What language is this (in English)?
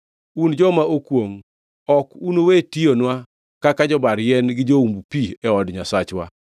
Luo (Kenya and Tanzania)